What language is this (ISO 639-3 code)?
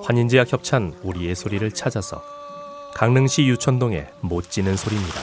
kor